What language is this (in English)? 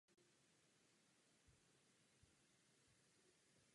Czech